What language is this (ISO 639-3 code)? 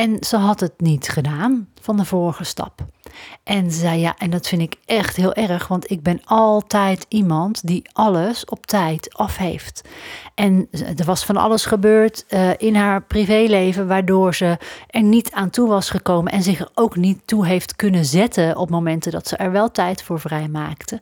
nld